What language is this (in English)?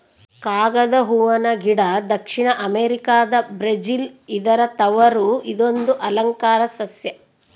Kannada